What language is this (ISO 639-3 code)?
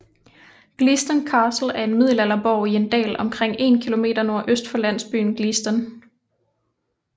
dan